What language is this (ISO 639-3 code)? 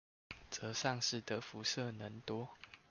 zho